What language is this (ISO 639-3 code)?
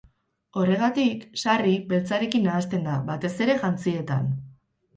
eus